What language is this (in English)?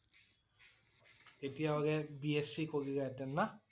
Assamese